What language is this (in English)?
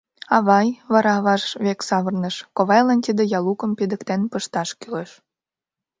Mari